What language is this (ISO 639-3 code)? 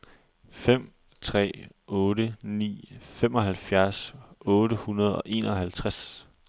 dan